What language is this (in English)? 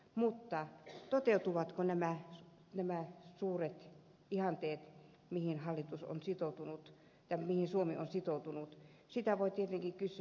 Finnish